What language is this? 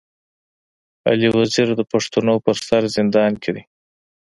Pashto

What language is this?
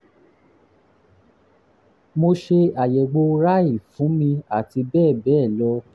Yoruba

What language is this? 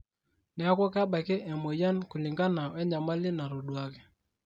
Masai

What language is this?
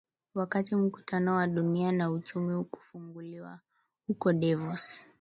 Swahili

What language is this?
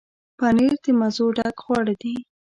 Pashto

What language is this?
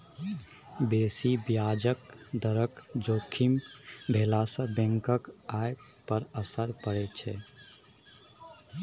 Maithili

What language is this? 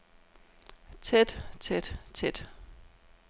Danish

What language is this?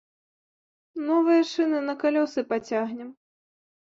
Belarusian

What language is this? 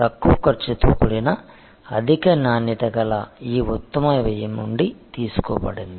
Telugu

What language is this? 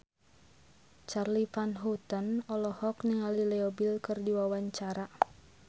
Sundanese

